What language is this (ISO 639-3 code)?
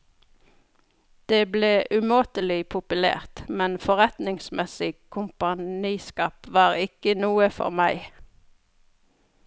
nor